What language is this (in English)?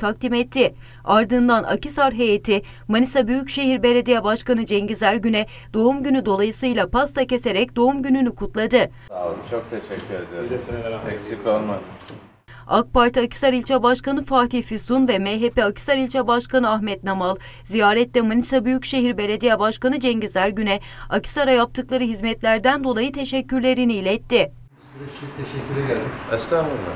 Turkish